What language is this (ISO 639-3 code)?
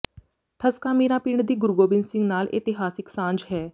pan